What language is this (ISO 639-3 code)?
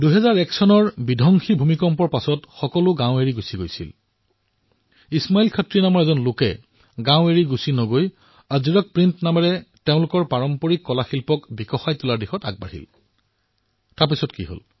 asm